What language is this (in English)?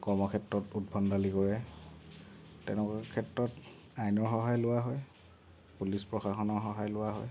Assamese